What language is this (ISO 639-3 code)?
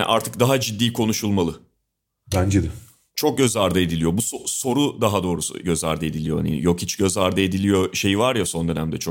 tur